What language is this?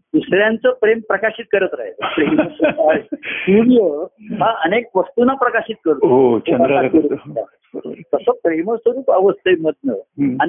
Marathi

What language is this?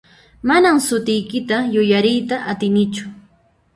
Puno Quechua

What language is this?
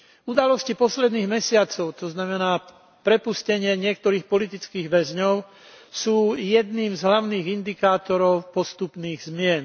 Slovak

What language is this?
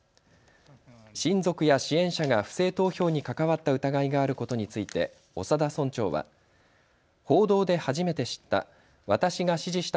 Japanese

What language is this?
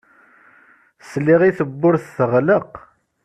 Kabyle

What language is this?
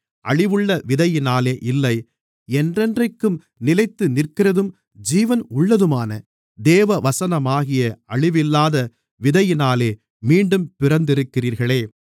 Tamil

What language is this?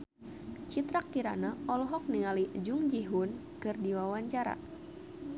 Sundanese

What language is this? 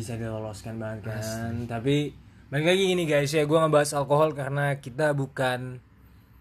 Indonesian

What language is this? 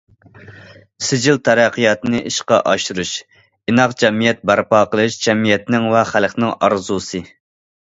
Uyghur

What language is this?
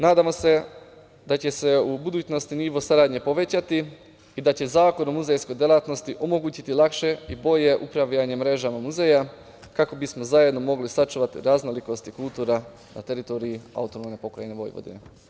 Serbian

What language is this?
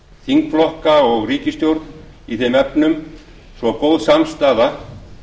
Icelandic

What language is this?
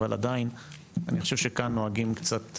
Hebrew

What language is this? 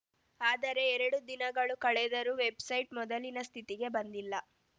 Kannada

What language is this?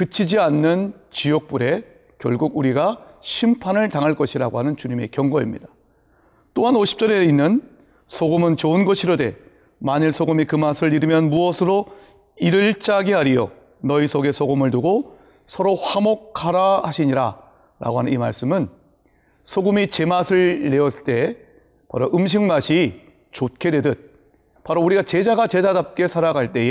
Korean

